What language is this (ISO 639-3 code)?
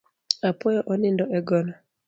luo